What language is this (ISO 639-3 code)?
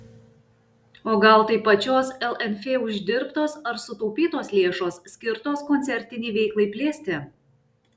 lit